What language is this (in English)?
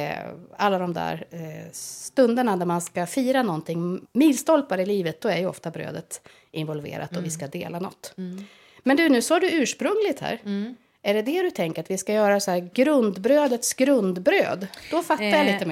Swedish